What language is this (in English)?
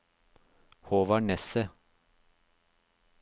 Norwegian